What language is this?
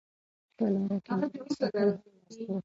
Pashto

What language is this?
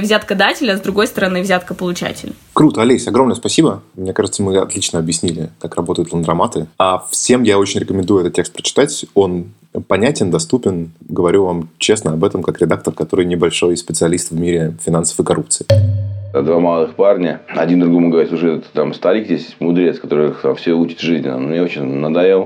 Russian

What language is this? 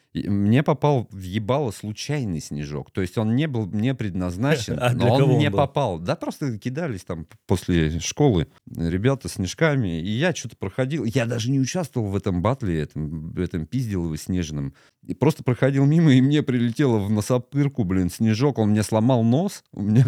Russian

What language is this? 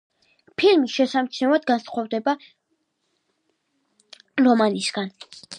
Georgian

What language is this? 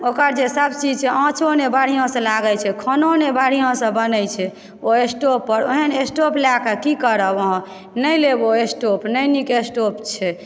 Maithili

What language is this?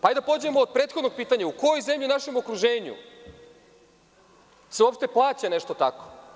Serbian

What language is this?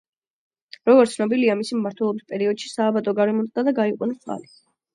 Georgian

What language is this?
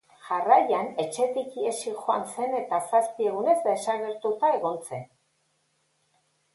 Basque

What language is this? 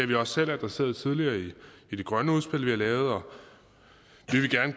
Danish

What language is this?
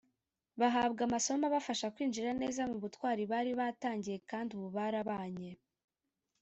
Kinyarwanda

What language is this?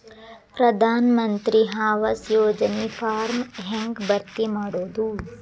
Kannada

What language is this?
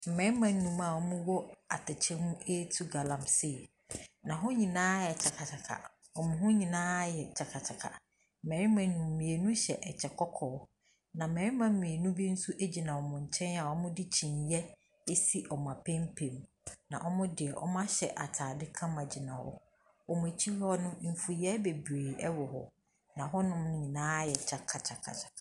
Akan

